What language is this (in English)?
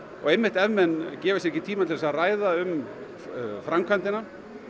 Icelandic